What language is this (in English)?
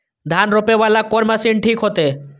Maithili